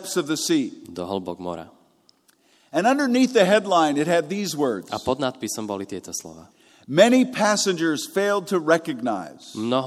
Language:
Slovak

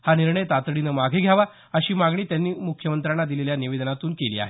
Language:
Marathi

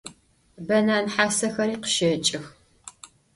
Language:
Adyghe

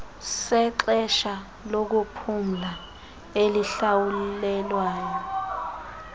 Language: Xhosa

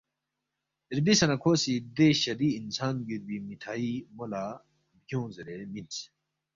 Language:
Balti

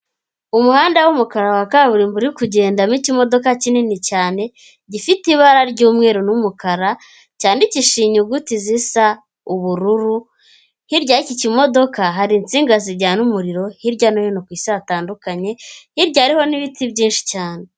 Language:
Kinyarwanda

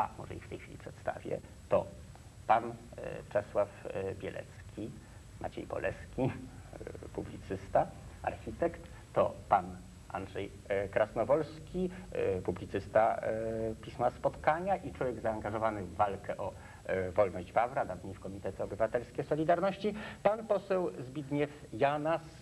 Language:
Polish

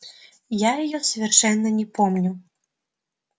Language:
Russian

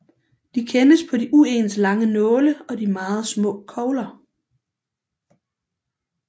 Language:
Danish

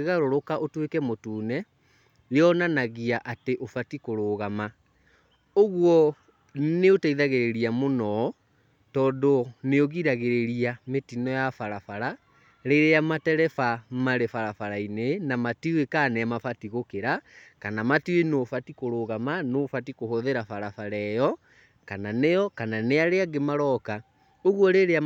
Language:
Kikuyu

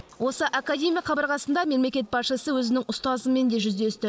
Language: Kazakh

